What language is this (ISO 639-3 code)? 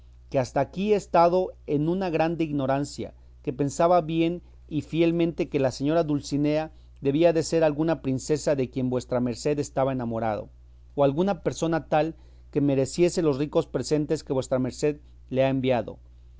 spa